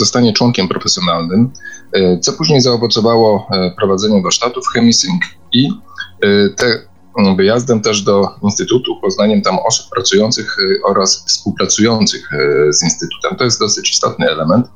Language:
Polish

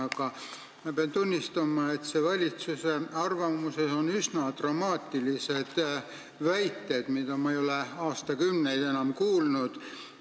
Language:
Estonian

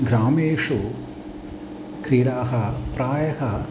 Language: Sanskrit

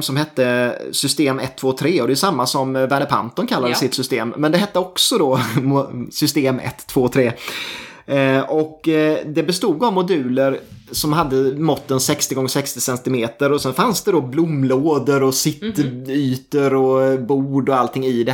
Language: Swedish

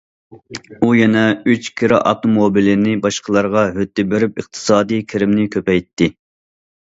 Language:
Uyghur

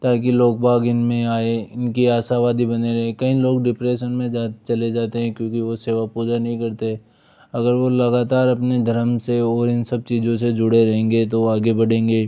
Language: Hindi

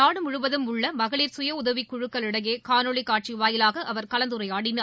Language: Tamil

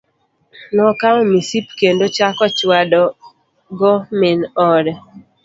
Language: Luo (Kenya and Tanzania)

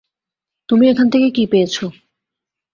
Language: Bangla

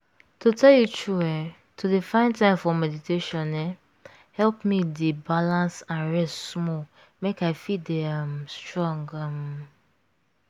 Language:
Nigerian Pidgin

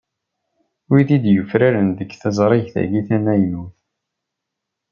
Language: Kabyle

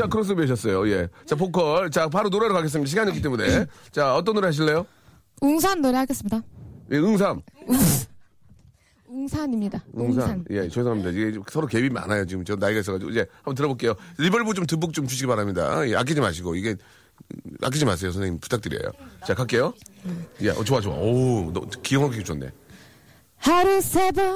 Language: Korean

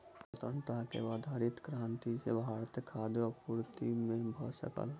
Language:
Maithili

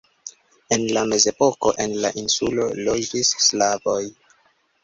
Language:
Esperanto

